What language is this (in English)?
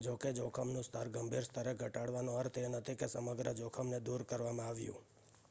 Gujarati